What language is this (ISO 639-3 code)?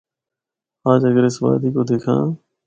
hno